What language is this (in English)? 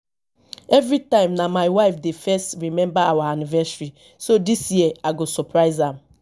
Nigerian Pidgin